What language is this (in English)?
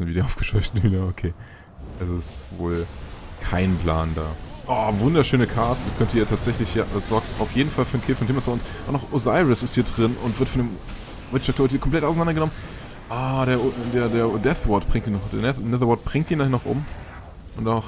German